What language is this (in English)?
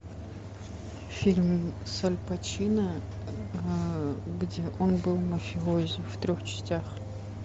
Russian